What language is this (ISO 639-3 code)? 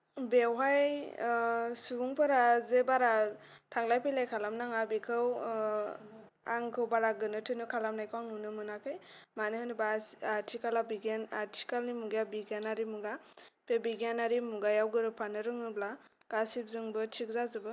brx